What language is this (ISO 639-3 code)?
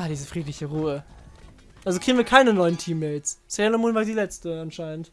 deu